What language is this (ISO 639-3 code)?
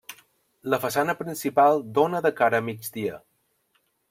cat